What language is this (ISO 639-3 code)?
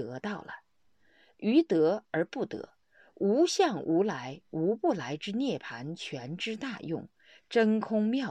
zho